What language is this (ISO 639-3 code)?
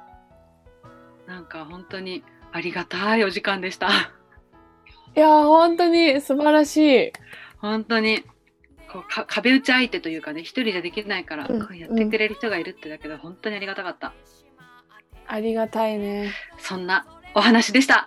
jpn